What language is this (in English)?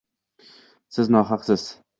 Uzbek